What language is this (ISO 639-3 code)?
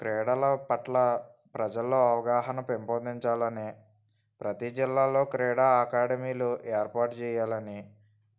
tel